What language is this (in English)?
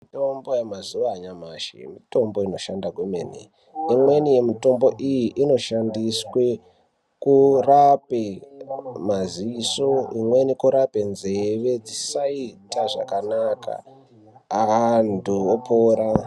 Ndau